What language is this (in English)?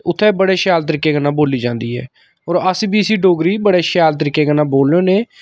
Dogri